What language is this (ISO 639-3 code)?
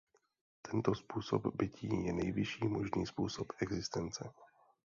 ces